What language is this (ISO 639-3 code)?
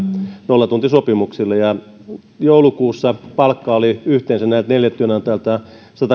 fin